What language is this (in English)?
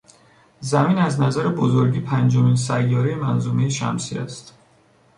Persian